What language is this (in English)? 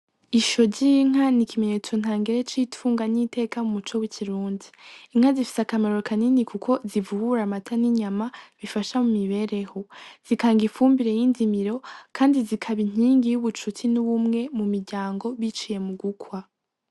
Rundi